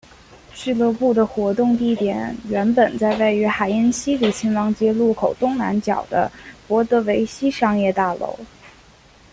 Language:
Chinese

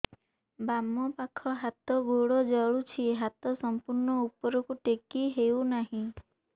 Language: Odia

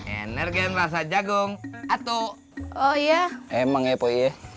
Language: Indonesian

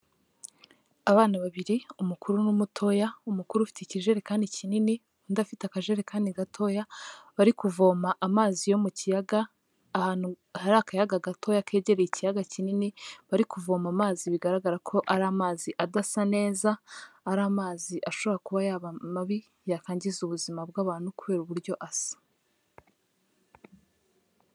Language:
Kinyarwanda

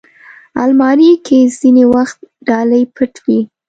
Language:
Pashto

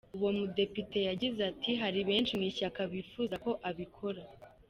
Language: Kinyarwanda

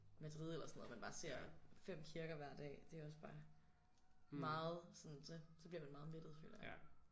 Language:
Danish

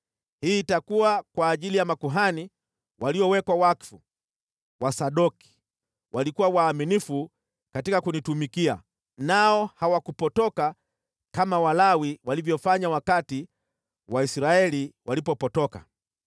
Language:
Swahili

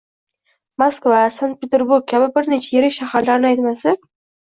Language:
Uzbek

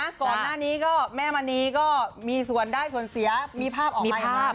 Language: Thai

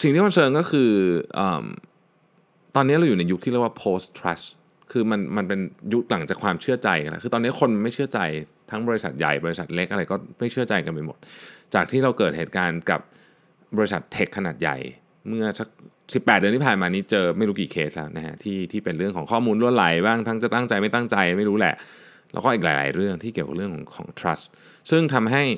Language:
Thai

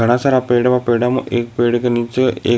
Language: Rajasthani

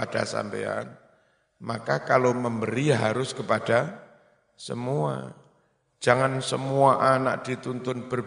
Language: Indonesian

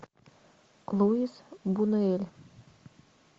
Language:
Russian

